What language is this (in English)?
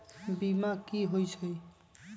Magahi